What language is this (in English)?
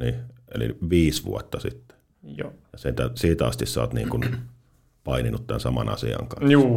Finnish